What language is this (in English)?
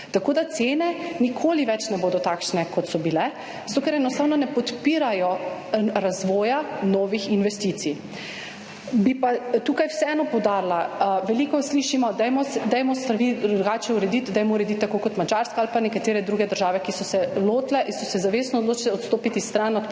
Slovenian